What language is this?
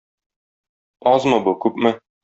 Tatar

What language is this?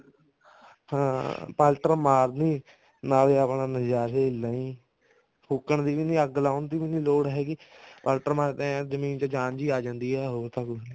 Punjabi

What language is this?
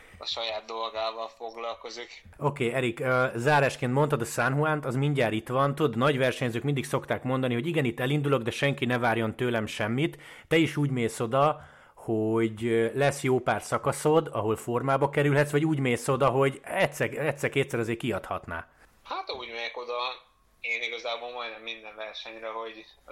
Hungarian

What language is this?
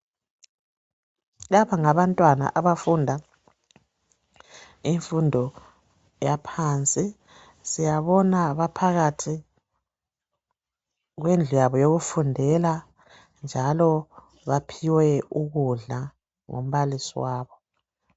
North Ndebele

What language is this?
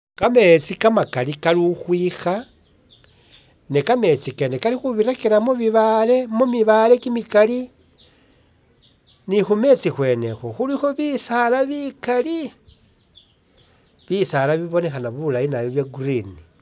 Masaaba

